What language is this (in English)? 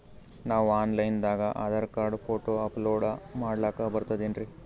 Kannada